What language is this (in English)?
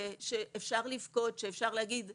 Hebrew